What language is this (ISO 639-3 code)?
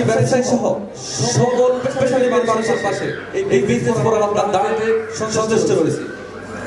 ind